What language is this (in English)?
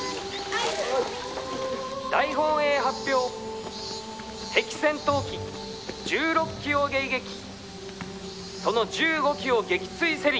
Japanese